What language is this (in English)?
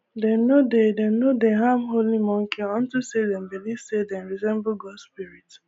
Nigerian Pidgin